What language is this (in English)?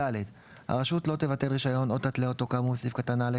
Hebrew